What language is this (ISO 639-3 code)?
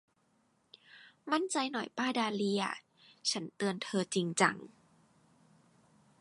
tha